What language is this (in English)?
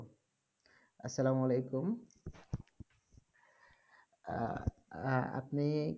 Bangla